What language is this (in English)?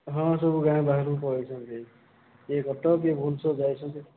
Odia